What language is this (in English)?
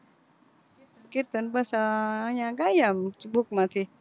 Gujarati